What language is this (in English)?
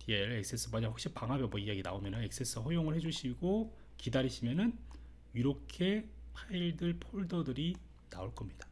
Korean